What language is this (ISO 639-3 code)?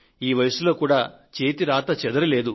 tel